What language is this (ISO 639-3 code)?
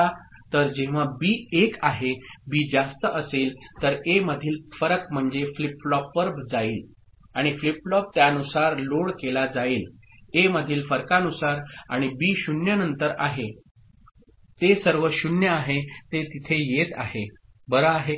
mar